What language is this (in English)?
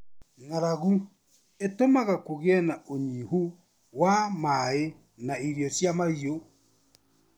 Kikuyu